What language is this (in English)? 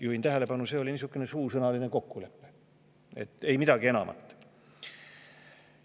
Estonian